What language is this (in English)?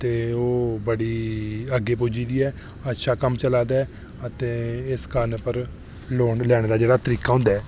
Dogri